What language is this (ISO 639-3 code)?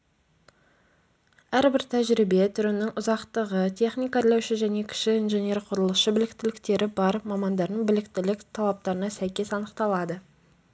kaz